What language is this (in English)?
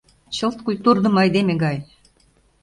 Mari